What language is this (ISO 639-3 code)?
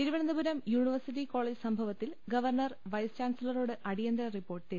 mal